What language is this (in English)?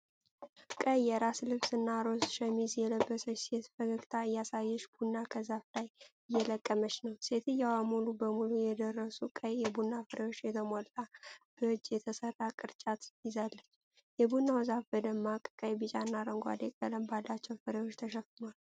Amharic